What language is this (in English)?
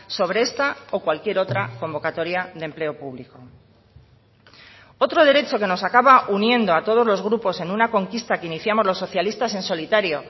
Spanish